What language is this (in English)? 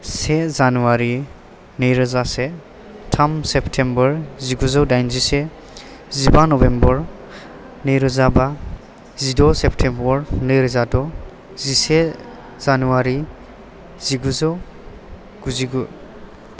Bodo